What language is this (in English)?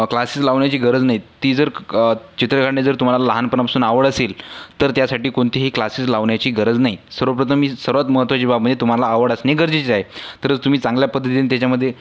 Marathi